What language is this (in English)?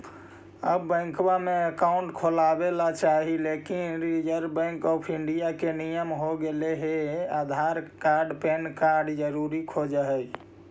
Magahi